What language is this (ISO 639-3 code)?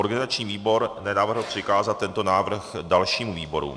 ces